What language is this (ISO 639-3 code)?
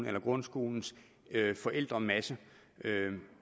dan